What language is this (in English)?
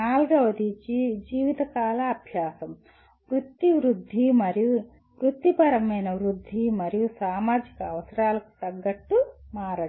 Telugu